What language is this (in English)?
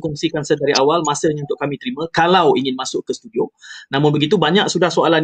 Malay